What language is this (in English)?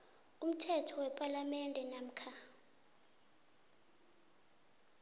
South Ndebele